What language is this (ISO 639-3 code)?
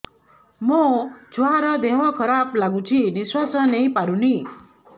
ori